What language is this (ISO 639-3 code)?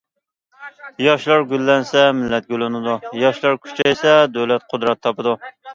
uig